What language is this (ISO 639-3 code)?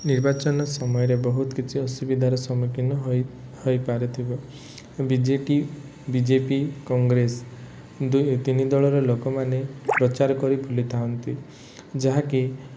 ori